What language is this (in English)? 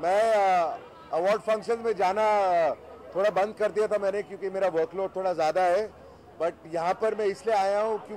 Italian